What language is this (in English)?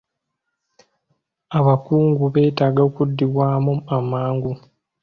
Ganda